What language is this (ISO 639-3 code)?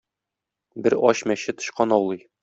tat